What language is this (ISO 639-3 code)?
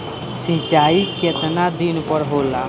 bho